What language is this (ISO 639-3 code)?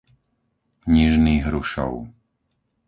slk